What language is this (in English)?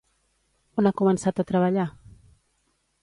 Catalan